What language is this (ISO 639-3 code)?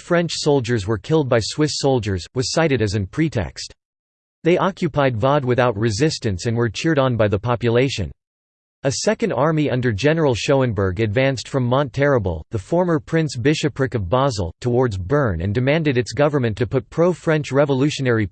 eng